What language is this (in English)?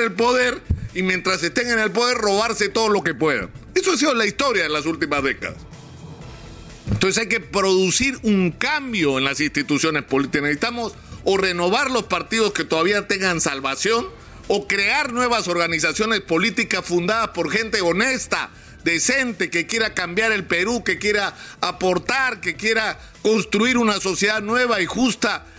Spanish